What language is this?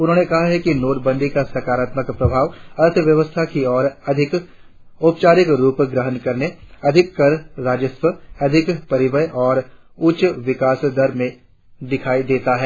Hindi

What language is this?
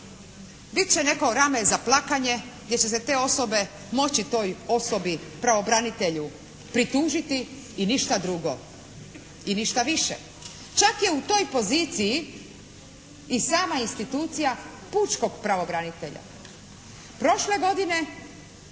Croatian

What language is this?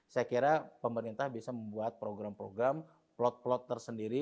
Indonesian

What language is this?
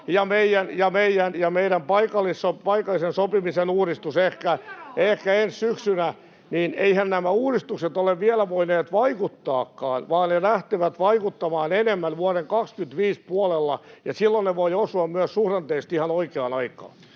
Finnish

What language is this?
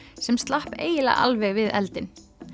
Icelandic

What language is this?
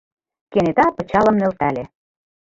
Mari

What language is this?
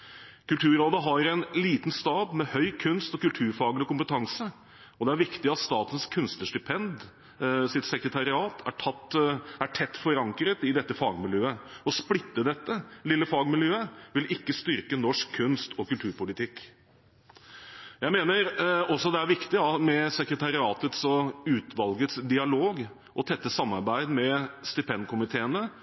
Norwegian Bokmål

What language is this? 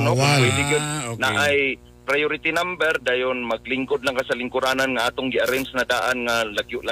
Filipino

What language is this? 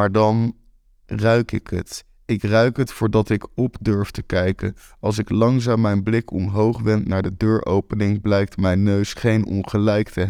Dutch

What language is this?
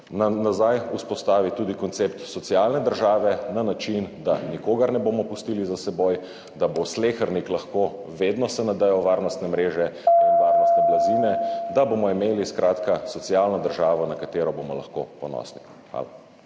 Slovenian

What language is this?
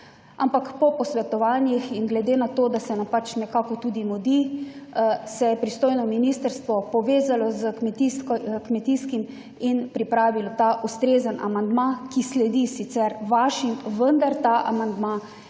Slovenian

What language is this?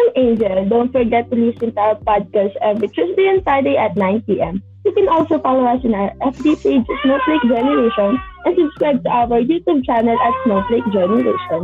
Filipino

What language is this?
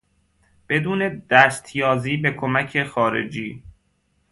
Persian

